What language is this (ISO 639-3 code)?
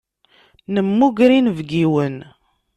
kab